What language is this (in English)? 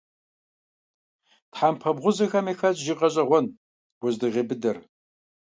Kabardian